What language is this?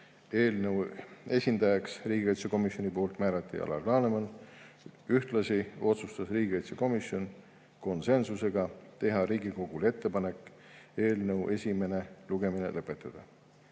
Estonian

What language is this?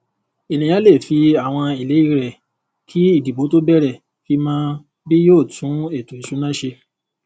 Yoruba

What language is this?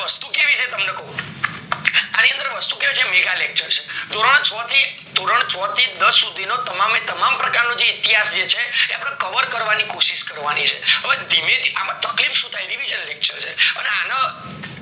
Gujarati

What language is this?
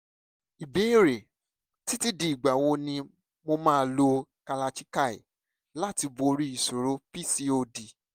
Yoruba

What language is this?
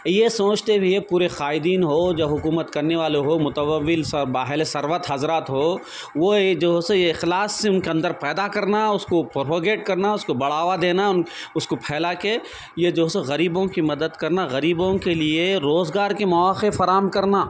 Urdu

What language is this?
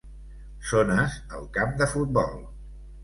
Catalan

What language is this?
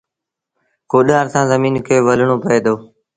Sindhi Bhil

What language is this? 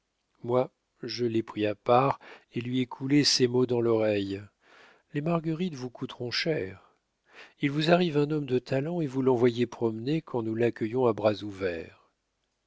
French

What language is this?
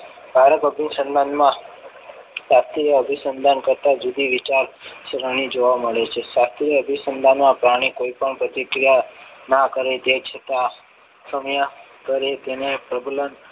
Gujarati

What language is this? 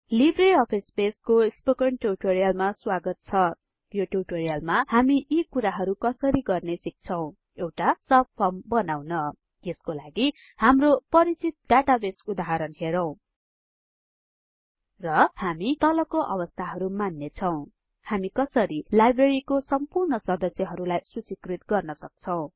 Nepali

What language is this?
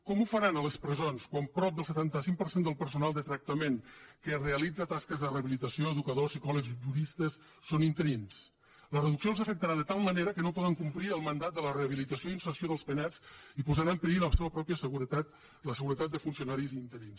Catalan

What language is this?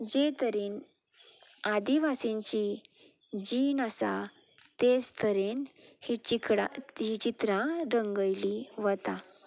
Konkani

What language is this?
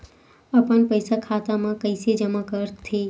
Chhattisgarhi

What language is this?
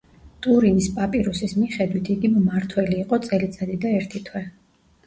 Georgian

